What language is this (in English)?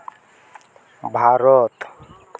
Santali